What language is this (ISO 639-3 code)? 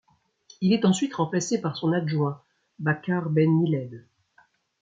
fra